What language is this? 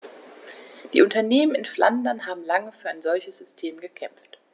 German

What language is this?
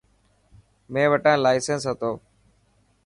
Dhatki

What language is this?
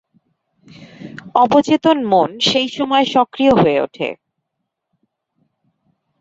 Bangla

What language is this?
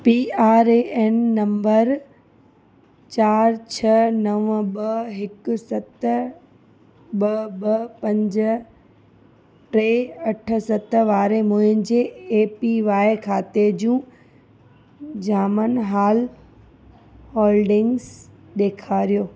Sindhi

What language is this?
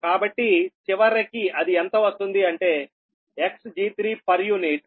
Telugu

